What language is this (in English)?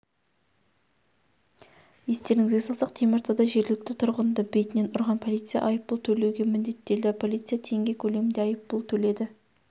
Kazakh